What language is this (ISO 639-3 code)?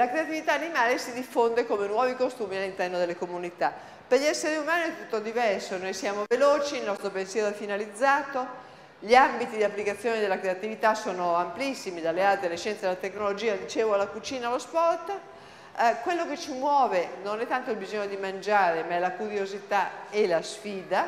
ita